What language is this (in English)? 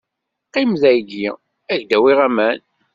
Kabyle